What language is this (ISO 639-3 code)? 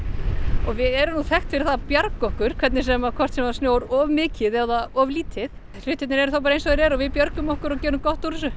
isl